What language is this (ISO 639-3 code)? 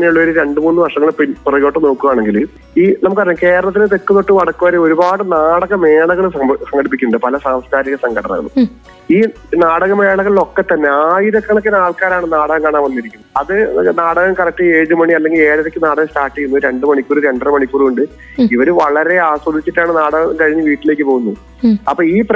mal